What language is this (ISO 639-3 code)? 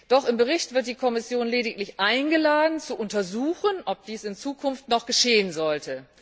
deu